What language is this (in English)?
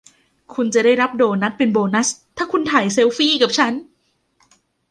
Thai